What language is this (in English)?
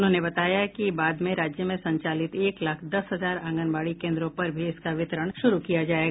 Hindi